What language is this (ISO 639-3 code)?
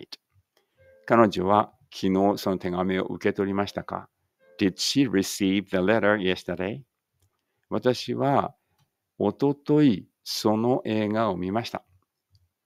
jpn